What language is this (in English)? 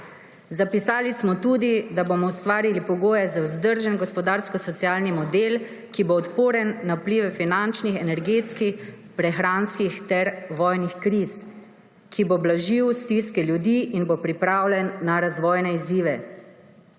Slovenian